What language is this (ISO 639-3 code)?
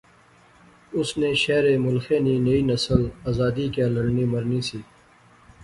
phr